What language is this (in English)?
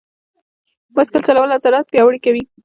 Pashto